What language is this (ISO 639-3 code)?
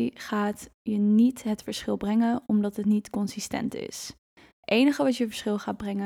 nld